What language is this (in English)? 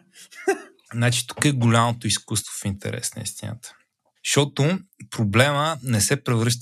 Bulgarian